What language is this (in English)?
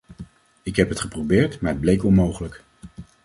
Dutch